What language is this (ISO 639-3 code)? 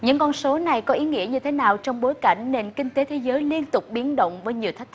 vie